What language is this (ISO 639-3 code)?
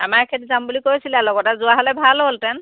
asm